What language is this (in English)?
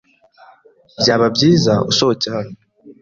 Kinyarwanda